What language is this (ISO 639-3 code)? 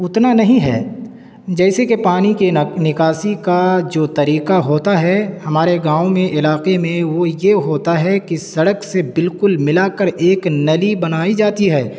urd